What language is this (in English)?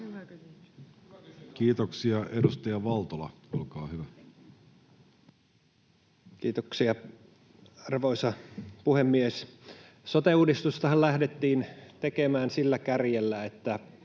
Finnish